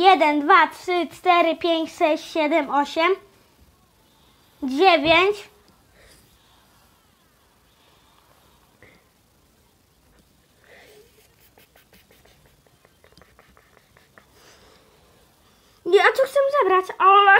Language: Polish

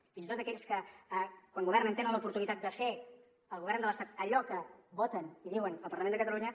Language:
Catalan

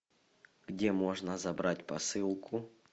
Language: Russian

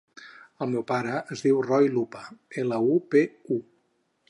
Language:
Catalan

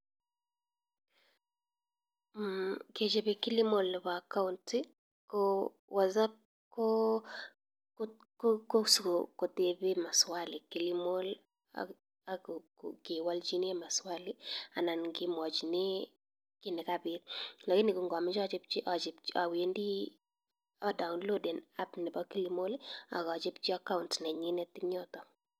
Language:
Kalenjin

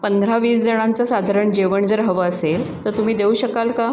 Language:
Marathi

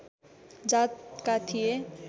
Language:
Nepali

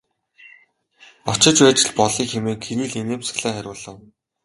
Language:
Mongolian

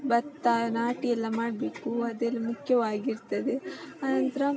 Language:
Kannada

